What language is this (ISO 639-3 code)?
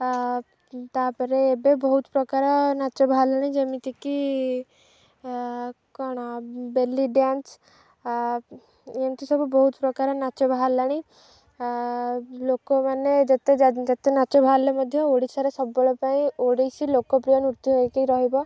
ori